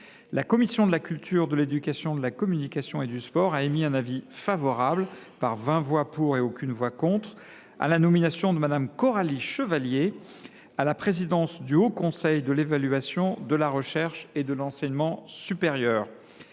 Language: French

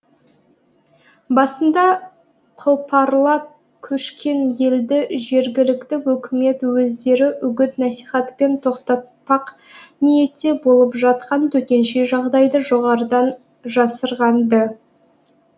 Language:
Kazakh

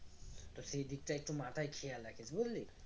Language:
Bangla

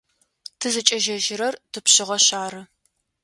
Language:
Adyghe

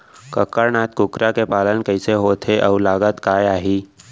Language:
Chhattisgarhi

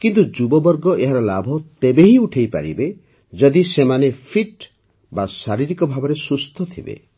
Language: Odia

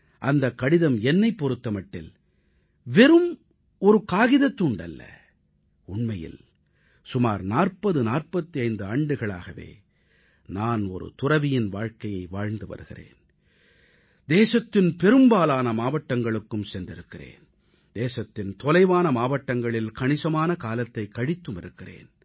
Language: Tamil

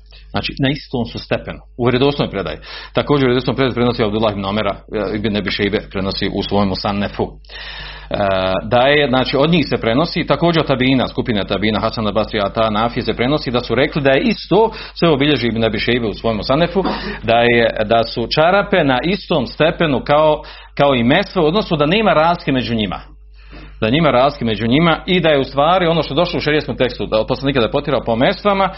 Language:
Croatian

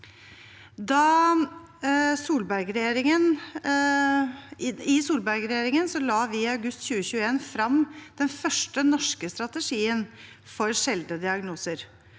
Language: Norwegian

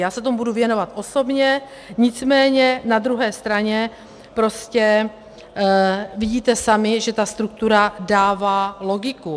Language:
Czech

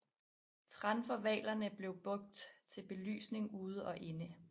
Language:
Danish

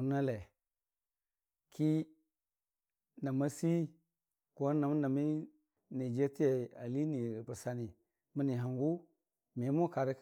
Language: Dijim-Bwilim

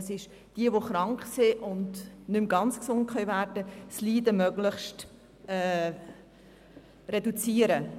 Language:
Swiss German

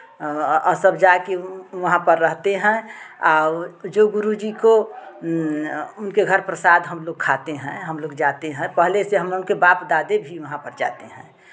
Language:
Hindi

